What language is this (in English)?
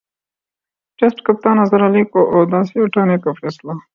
Urdu